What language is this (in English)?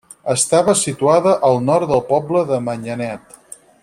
Catalan